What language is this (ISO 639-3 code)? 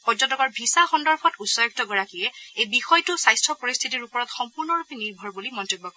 asm